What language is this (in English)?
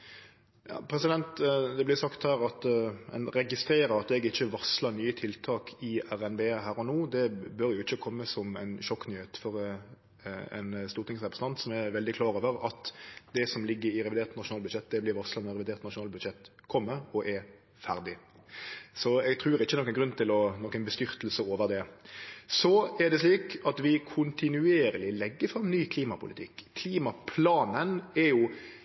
Norwegian Nynorsk